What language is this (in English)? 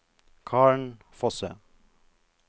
Norwegian